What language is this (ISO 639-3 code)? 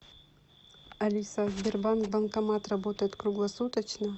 rus